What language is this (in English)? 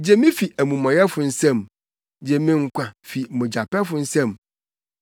Akan